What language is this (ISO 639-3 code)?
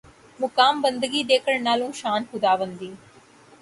urd